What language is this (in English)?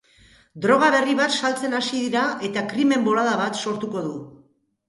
Basque